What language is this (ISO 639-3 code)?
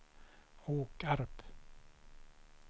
swe